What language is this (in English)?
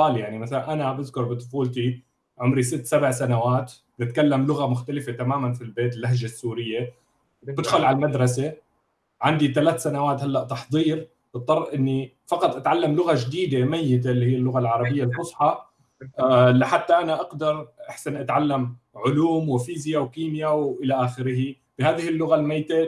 Arabic